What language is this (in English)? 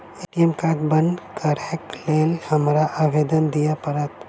Maithili